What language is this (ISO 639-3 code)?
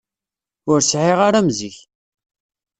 kab